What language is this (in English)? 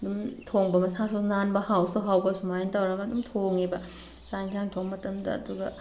Manipuri